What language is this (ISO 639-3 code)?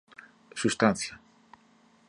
por